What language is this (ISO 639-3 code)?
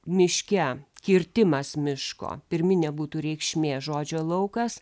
lit